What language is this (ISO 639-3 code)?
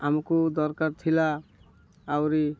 ori